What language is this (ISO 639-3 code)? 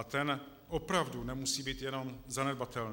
ces